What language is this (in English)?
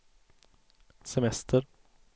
Swedish